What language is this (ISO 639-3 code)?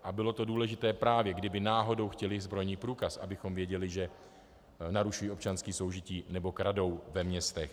ces